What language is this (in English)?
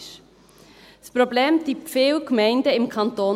Swiss German